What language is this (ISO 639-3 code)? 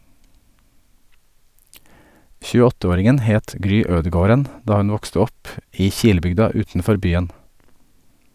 nor